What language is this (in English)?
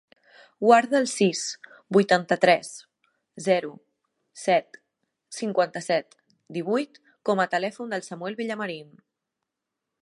Catalan